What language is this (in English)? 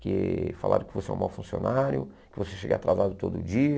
Portuguese